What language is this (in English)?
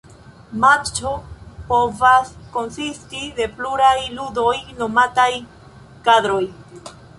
Esperanto